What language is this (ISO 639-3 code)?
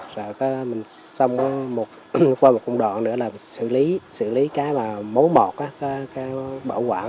vie